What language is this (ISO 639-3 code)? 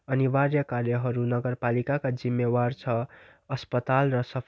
nep